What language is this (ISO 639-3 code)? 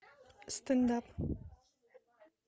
rus